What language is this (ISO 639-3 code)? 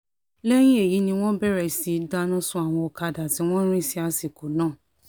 yor